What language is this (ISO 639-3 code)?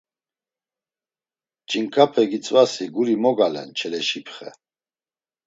lzz